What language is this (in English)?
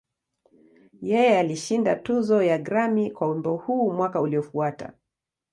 Swahili